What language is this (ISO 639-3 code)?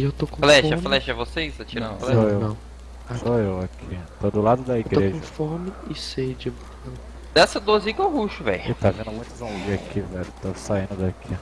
por